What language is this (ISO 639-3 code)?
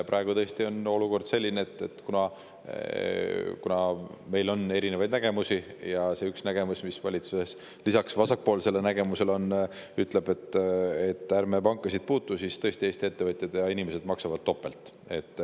est